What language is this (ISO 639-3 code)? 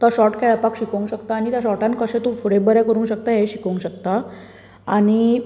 kok